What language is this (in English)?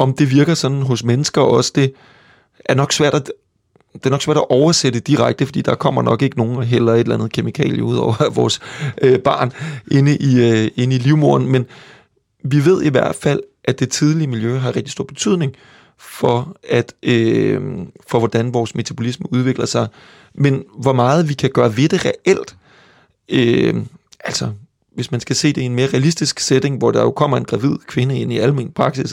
Danish